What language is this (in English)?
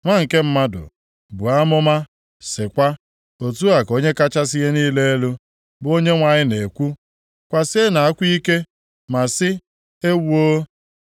Igbo